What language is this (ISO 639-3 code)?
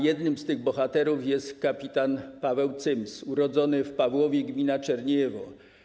pol